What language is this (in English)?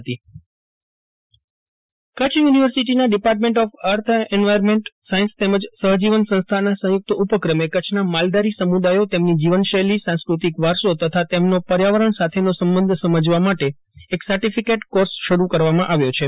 Gujarati